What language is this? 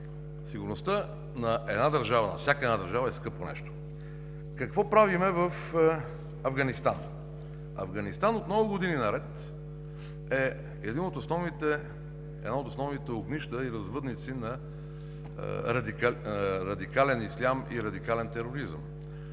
Bulgarian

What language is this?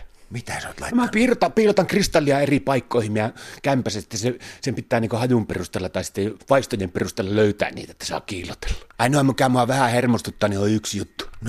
Finnish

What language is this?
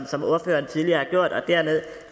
Danish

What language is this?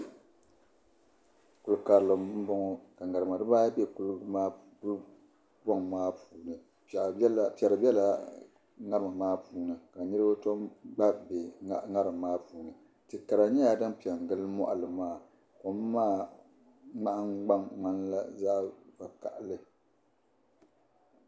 Dagbani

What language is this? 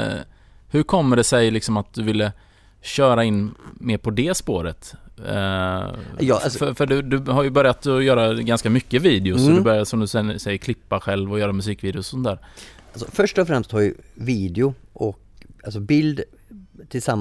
Swedish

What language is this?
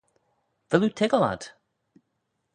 Manx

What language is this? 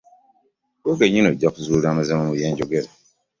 Ganda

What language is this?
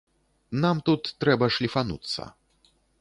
Belarusian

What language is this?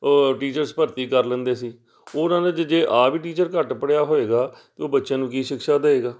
Punjabi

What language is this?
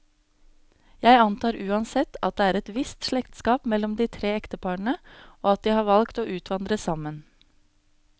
Norwegian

